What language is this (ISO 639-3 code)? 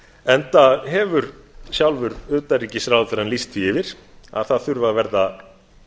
isl